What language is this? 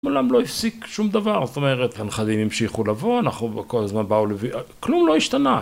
Hebrew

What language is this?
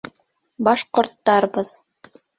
Bashkir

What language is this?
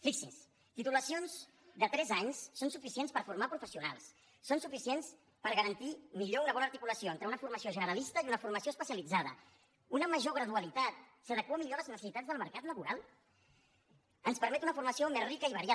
Catalan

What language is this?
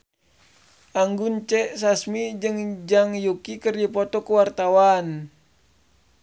Sundanese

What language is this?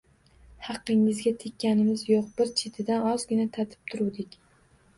Uzbek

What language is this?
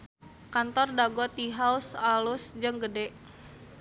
Sundanese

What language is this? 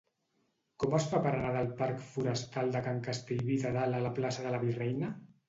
Catalan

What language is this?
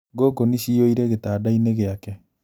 Kikuyu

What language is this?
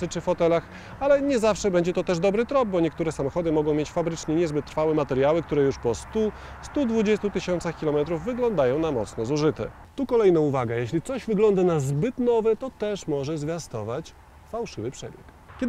Polish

